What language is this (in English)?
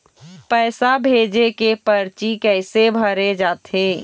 Chhattisgarhi